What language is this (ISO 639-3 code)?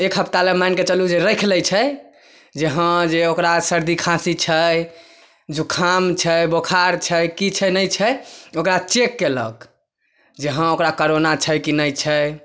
mai